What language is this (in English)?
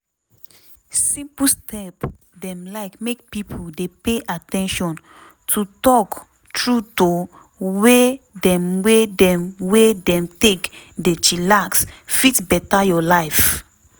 Nigerian Pidgin